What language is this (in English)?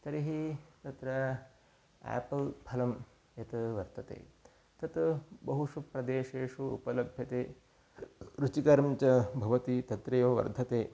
Sanskrit